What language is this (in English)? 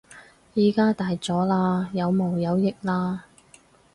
Cantonese